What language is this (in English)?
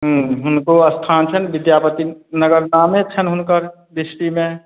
Maithili